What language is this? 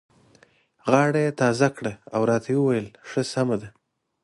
Pashto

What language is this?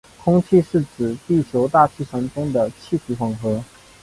Chinese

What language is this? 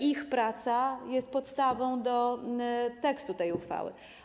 Polish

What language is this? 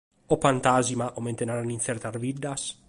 Sardinian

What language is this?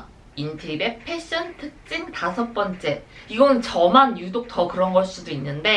Korean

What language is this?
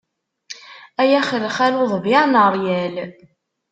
Kabyle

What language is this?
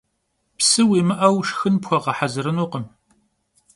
Kabardian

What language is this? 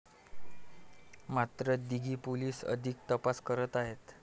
Marathi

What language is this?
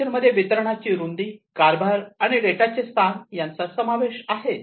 Marathi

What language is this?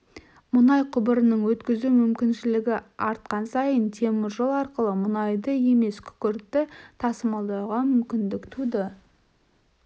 Kazakh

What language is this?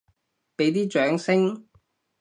Cantonese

